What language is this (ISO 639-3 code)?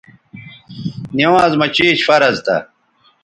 btv